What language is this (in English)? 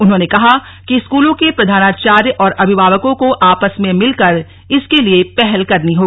Hindi